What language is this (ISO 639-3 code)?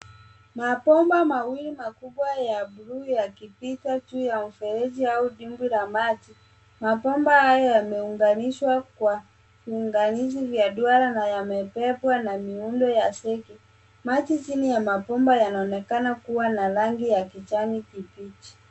swa